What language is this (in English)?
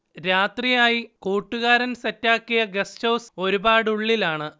Malayalam